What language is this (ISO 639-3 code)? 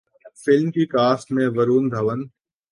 urd